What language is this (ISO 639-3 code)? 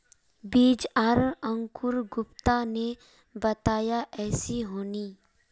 mag